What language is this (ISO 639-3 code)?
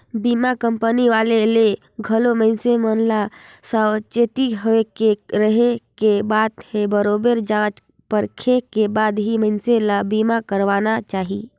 hne